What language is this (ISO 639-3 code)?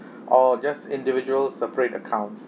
eng